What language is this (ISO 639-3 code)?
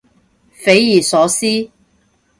yue